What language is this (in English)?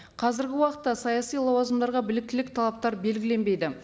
Kazakh